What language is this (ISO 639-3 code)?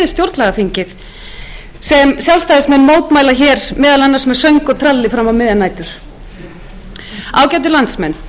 isl